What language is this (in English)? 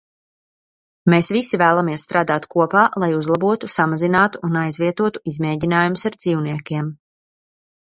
Latvian